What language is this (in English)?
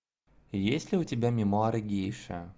Russian